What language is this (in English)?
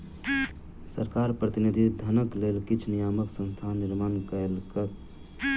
Maithili